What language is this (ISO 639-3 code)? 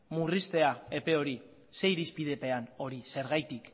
eus